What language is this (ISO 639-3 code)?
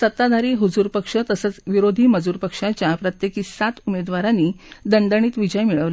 mar